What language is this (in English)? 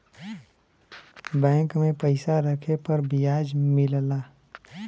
Bhojpuri